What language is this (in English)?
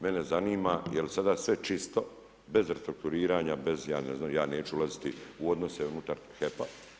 Croatian